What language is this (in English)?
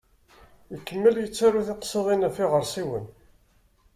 Kabyle